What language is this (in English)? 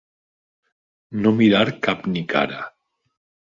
Catalan